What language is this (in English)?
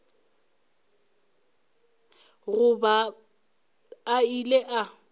Northern Sotho